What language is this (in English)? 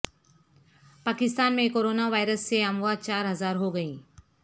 Urdu